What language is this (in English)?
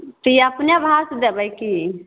Maithili